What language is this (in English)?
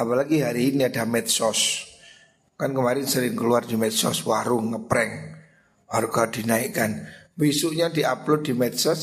Indonesian